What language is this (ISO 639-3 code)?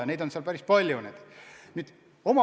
est